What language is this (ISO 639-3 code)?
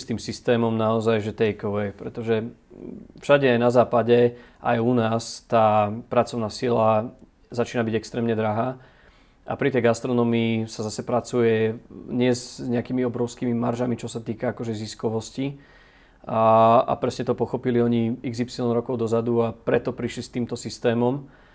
slk